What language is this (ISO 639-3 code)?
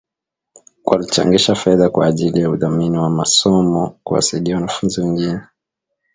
swa